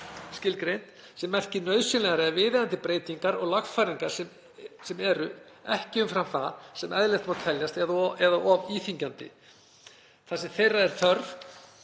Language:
Icelandic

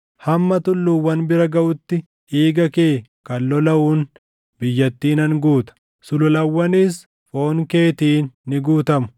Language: Oromo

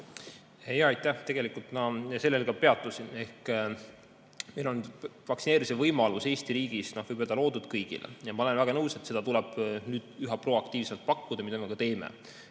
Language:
Estonian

